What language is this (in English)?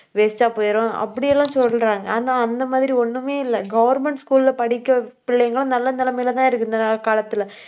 Tamil